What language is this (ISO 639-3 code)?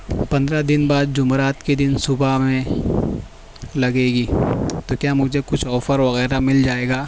urd